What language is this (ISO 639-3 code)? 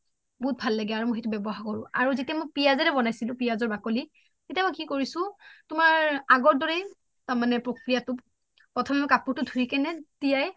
asm